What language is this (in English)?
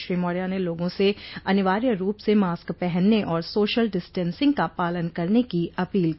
Hindi